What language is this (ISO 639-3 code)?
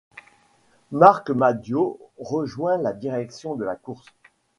fra